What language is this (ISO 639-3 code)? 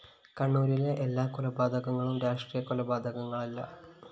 mal